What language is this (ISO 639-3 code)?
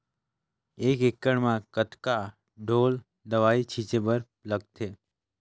hne